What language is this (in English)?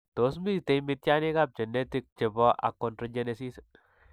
Kalenjin